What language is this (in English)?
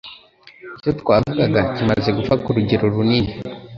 Kinyarwanda